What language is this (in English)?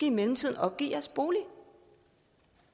Danish